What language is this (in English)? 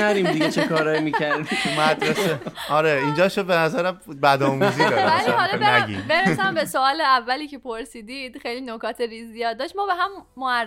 Persian